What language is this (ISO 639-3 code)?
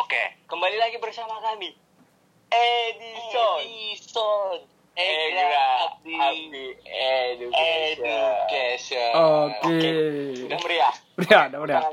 ind